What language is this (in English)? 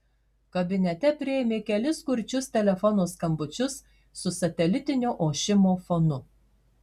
Lithuanian